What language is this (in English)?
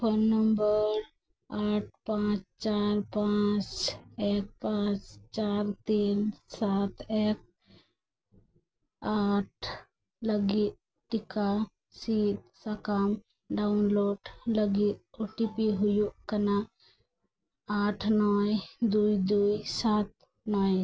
Santali